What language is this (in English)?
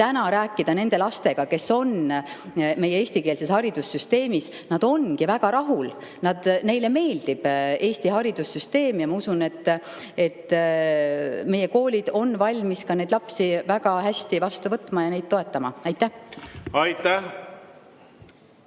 Estonian